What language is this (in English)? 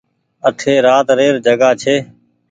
Goaria